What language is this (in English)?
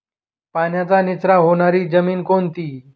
Marathi